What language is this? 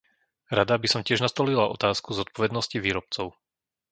Slovak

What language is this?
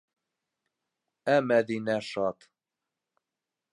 Bashkir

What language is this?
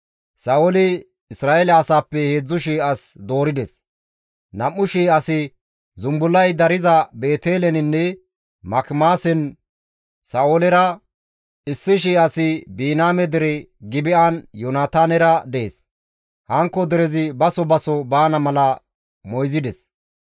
Gamo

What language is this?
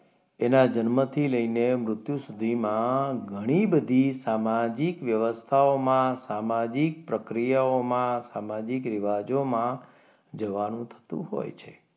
Gujarati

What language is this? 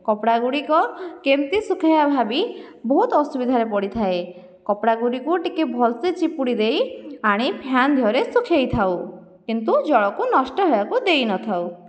Odia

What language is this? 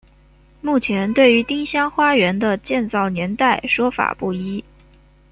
Chinese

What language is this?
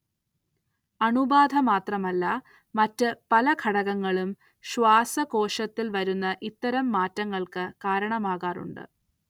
Malayalam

